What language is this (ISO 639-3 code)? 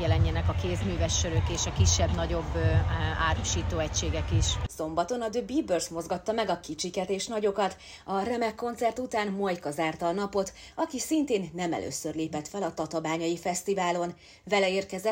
hun